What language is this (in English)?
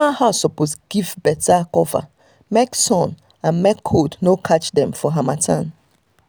Nigerian Pidgin